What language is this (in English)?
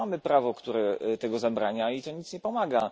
Polish